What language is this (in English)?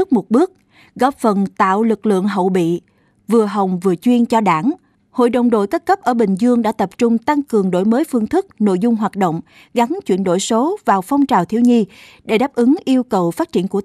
Vietnamese